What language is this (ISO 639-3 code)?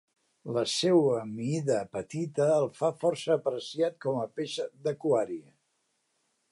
cat